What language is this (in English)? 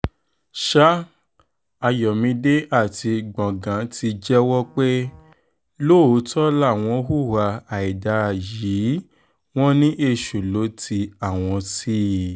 Yoruba